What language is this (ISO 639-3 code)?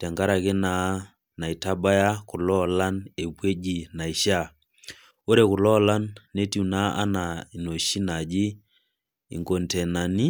mas